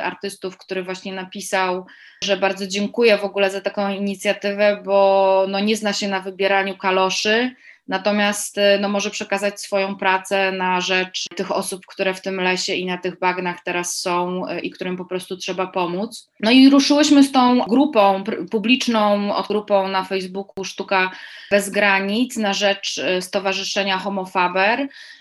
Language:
Polish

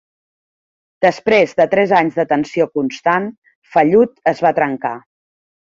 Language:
Catalan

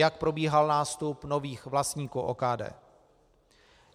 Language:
Czech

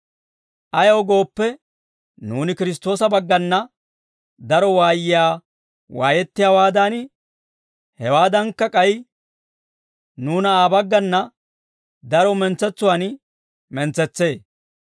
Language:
Dawro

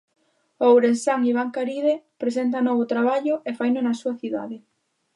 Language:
Galician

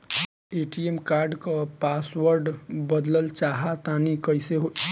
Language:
Bhojpuri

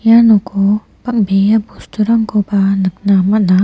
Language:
Garo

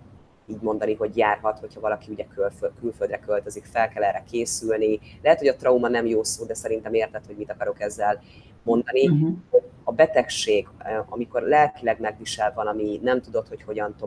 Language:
Hungarian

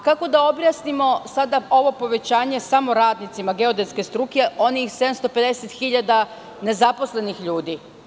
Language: Serbian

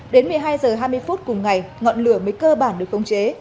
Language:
Vietnamese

